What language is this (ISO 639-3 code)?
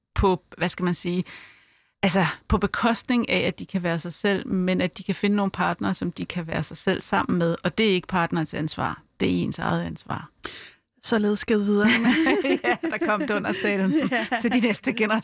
dan